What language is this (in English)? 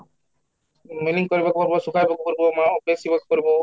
Odia